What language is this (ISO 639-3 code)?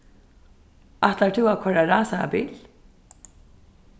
fao